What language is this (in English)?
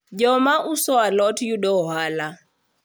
Luo (Kenya and Tanzania)